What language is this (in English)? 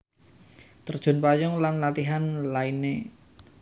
Javanese